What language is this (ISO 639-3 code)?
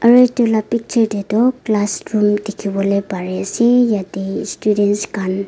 nag